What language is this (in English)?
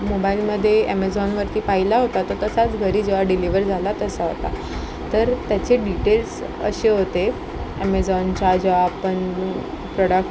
Marathi